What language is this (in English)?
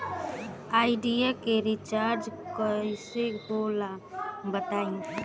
Bhojpuri